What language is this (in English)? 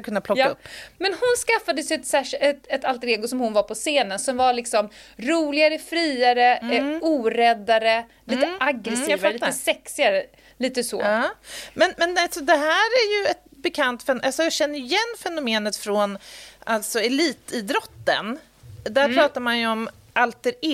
Swedish